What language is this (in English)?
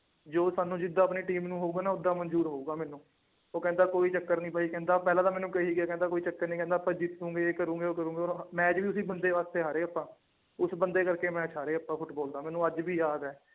Punjabi